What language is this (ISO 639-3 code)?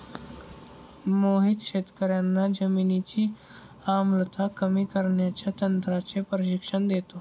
mar